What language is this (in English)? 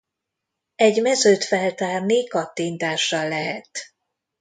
Hungarian